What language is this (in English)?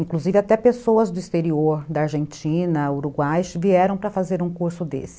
Portuguese